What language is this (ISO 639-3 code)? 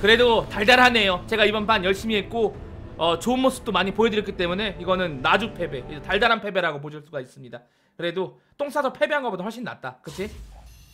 kor